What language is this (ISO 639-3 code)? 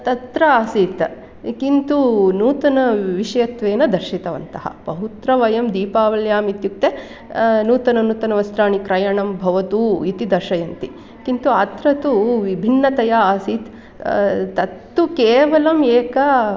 san